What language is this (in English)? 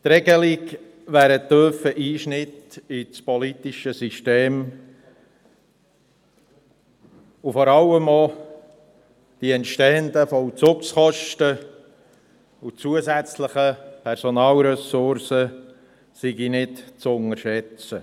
Swiss German